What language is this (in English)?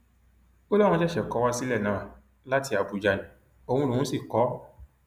Yoruba